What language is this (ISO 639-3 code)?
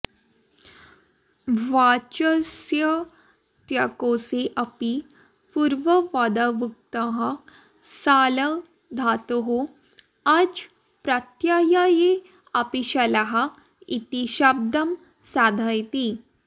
san